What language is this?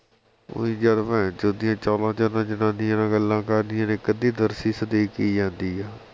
Punjabi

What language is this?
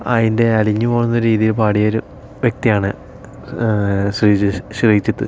Malayalam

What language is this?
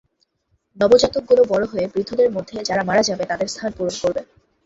Bangla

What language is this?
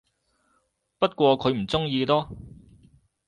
Cantonese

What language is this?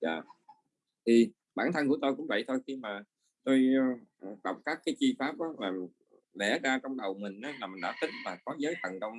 Vietnamese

